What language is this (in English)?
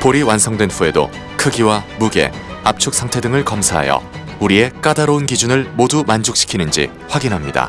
Korean